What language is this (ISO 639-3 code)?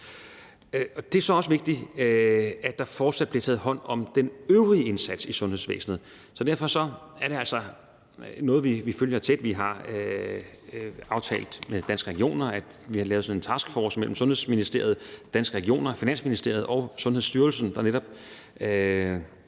dan